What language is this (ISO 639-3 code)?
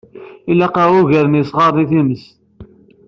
kab